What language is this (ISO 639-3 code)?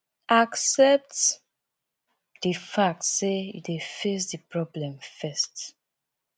pcm